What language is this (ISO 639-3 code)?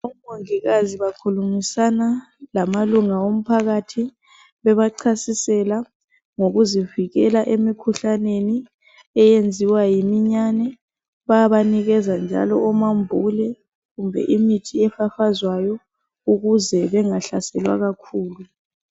nde